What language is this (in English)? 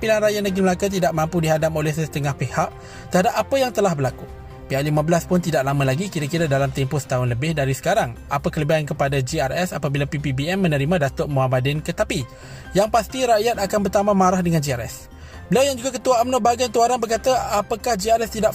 Malay